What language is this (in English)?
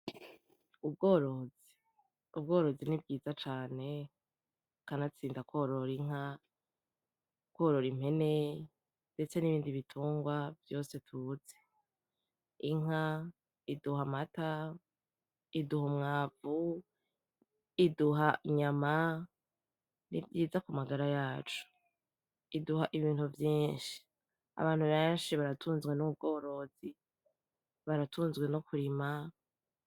Rundi